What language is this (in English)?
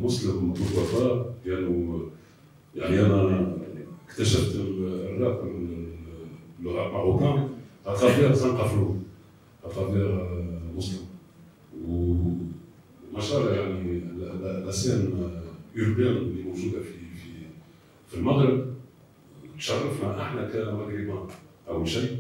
Arabic